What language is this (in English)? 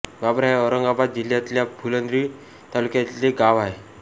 Marathi